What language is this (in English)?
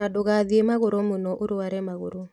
Kikuyu